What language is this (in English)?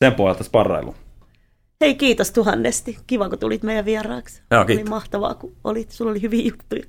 Finnish